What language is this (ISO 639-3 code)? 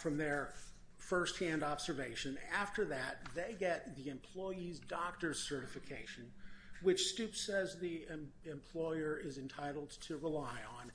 eng